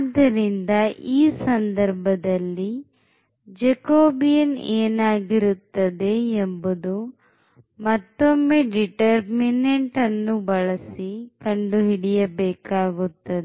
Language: Kannada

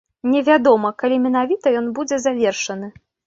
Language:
Belarusian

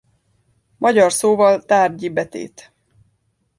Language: Hungarian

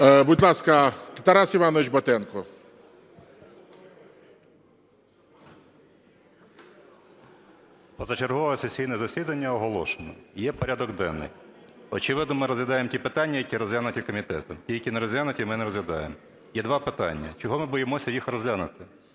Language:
Ukrainian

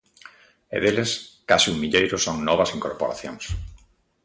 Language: Galician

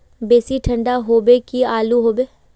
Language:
Magahi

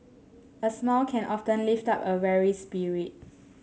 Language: English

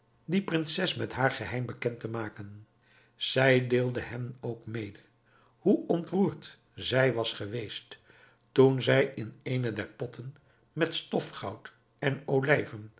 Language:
Dutch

